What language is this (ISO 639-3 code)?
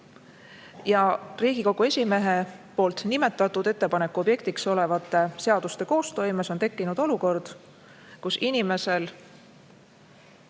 est